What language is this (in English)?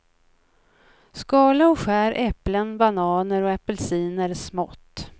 Swedish